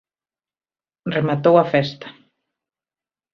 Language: Galician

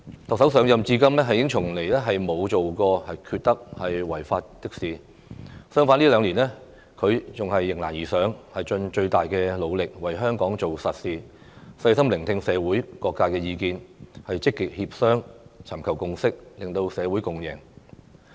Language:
Cantonese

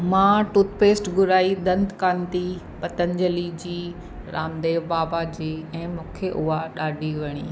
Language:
Sindhi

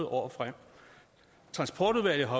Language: Danish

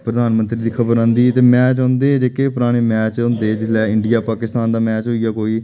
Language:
Dogri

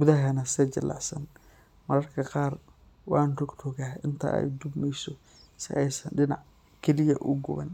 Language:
Somali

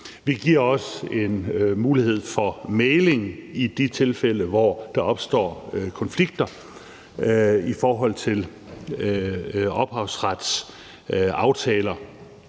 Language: Danish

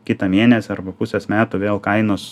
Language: Lithuanian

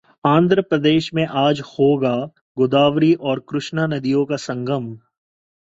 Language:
Hindi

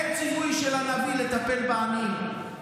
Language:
Hebrew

